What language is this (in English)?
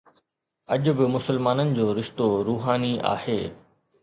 Sindhi